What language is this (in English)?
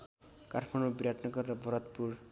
Nepali